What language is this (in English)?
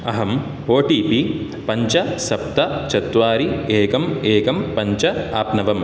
Sanskrit